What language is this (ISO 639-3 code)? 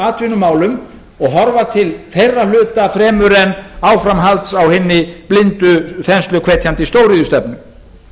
isl